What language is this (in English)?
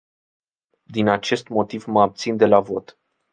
Romanian